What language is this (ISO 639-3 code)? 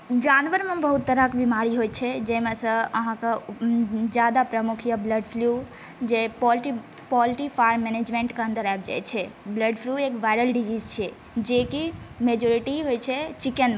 mai